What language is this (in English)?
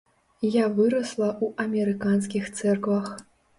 Belarusian